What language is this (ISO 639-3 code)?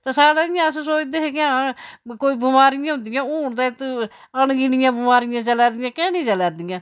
doi